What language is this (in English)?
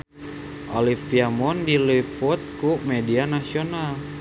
Sundanese